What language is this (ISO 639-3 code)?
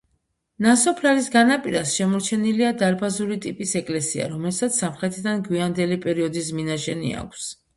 kat